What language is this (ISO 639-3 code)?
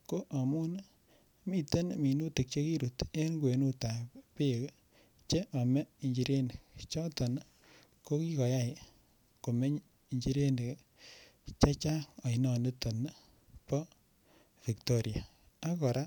kln